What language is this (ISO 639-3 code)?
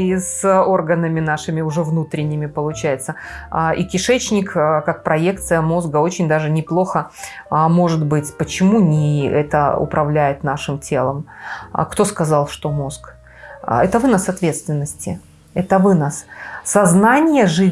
rus